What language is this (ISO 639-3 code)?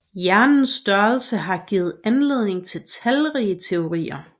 dan